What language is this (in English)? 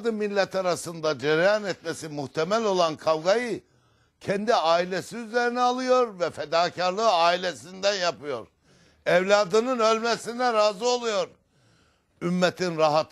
Turkish